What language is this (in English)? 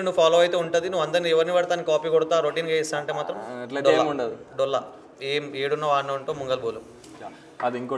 Telugu